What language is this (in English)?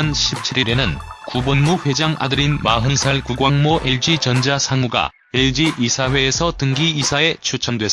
Korean